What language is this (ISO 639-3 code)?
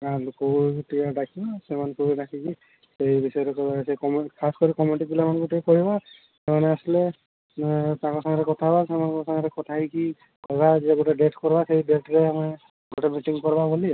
ori